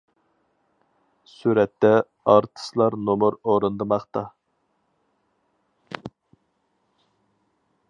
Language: Uyghur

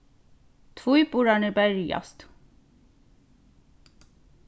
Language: Faroese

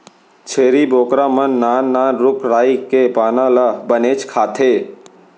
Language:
Chhattisgarhi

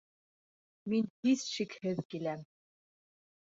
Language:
Bashkir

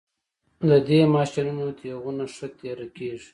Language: Pashto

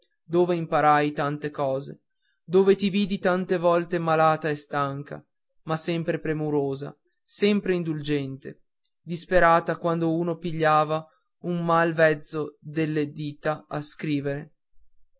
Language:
Italian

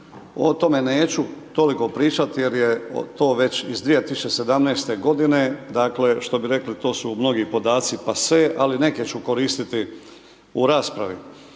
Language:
Croatian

